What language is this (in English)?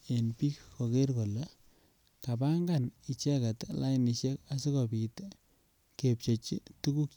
Kalenjin